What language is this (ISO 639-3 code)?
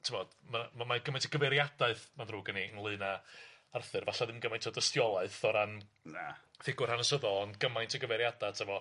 cym